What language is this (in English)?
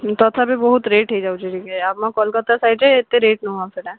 Odia